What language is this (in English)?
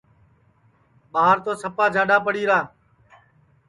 Sansi